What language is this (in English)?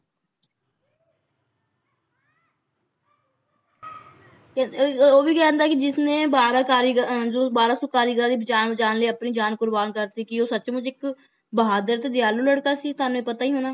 Punjabi